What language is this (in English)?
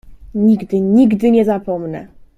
Polish